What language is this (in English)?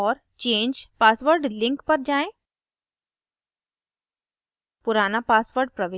Hindi